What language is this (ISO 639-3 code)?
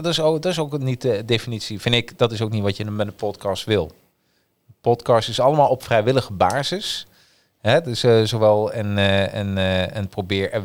nld